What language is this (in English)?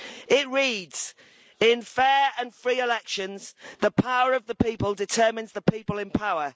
English